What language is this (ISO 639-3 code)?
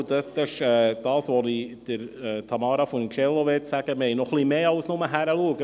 gsw